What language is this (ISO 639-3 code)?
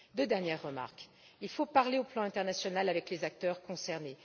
fra